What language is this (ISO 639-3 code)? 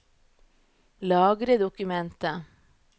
nor